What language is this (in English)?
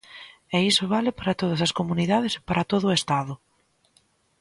Galician